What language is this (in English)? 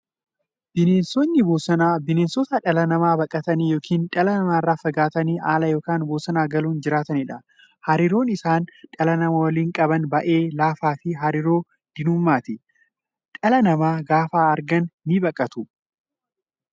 Oromo